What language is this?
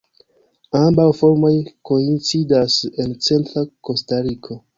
Esperanto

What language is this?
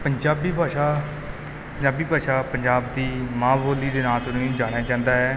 Punjabi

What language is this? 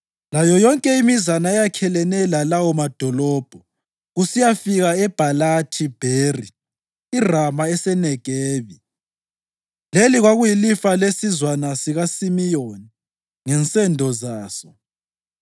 North Ndebele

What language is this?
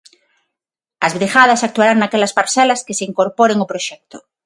Galician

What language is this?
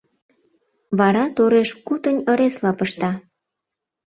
Mari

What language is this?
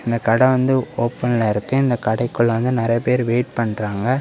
Tamil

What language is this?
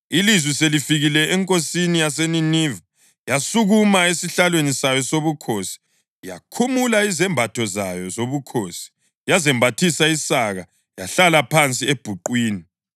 North Ndebele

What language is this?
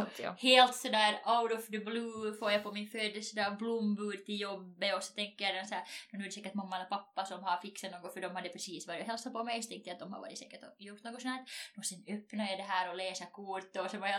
Swedish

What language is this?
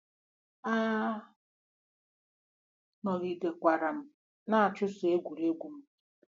Igbo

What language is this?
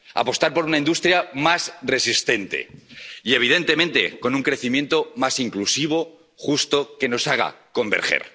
Spanish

